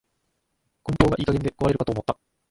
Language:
Japanese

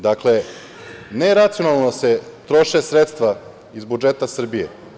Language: Serbian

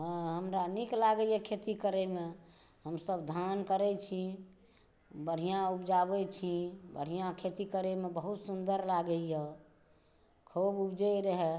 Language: Maithili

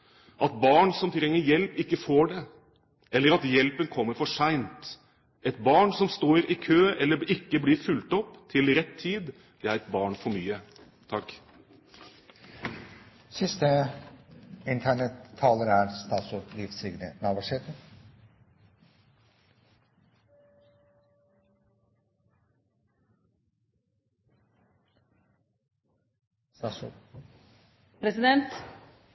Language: Norwegian Bokmål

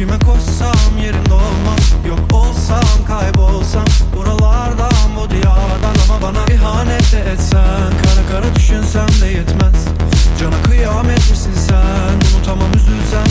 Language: Turkish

